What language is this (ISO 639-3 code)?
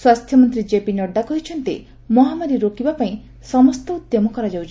ori